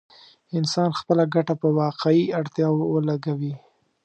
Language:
Pashto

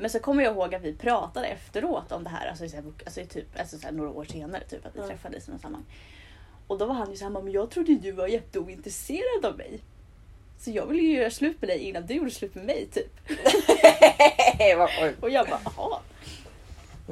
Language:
Swedish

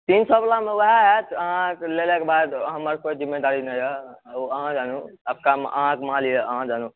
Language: Maithili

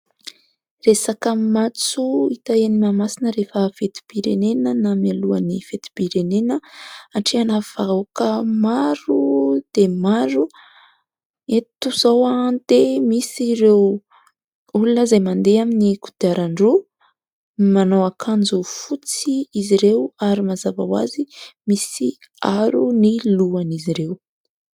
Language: Malagasy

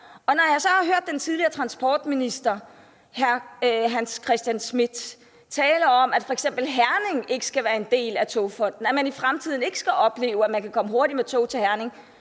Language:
Danish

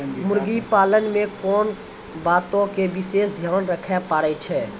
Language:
Maithili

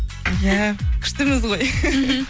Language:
Kazakh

